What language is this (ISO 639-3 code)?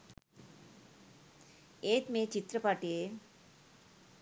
sin